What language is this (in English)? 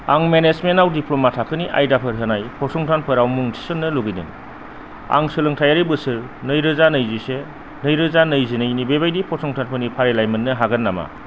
Bodo